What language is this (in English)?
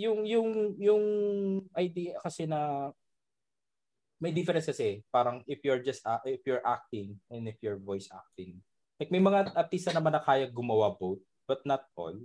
Filipino